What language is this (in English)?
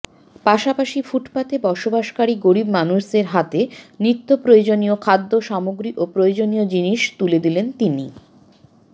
Bangla